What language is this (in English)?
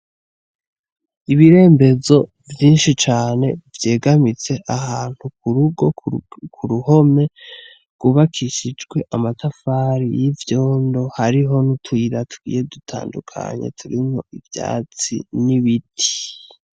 Rundi